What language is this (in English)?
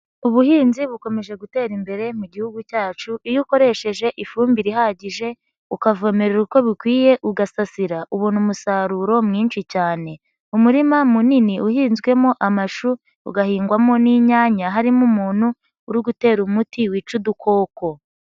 Kinyarwanda